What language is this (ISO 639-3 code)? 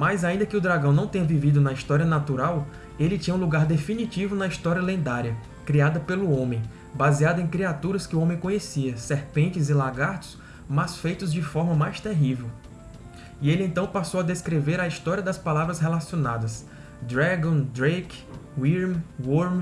por